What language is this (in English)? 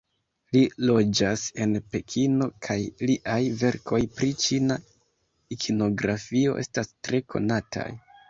Esperanto